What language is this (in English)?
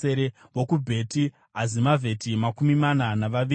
Shona